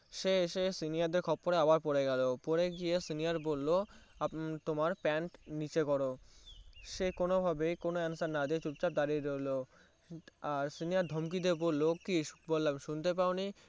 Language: Bangla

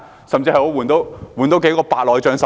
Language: Cantonese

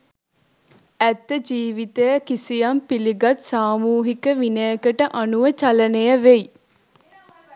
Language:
Sinhala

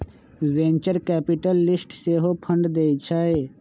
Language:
Magahi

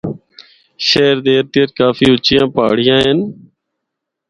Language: Northern Hindko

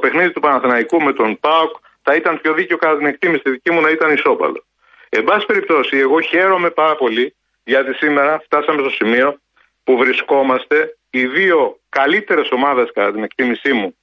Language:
Greek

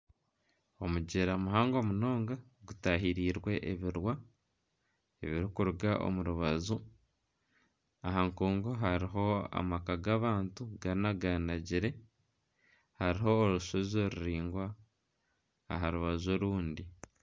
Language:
Nyankole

